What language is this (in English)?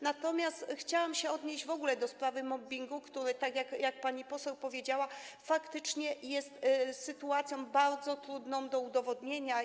Polish